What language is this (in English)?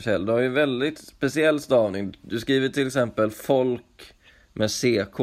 Swedish